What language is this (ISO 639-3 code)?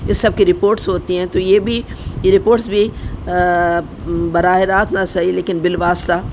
urd